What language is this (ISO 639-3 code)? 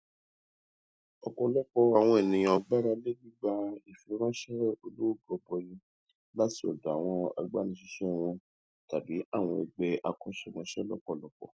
yor